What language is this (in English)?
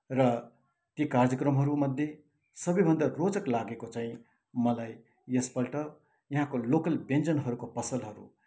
Nepali